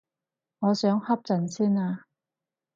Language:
Cantonese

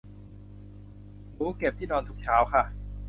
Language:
Thai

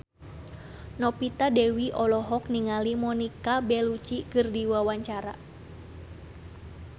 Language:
Sundanese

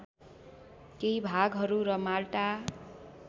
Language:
Nepali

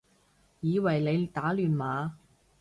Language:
Cantonese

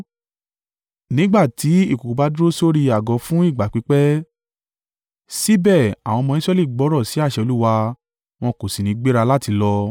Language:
Yoruba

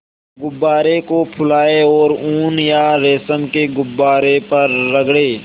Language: Hindi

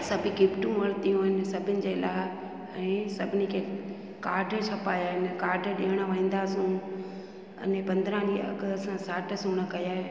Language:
Sindhi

